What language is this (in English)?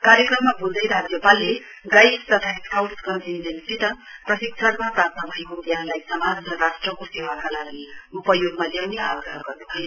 Nepali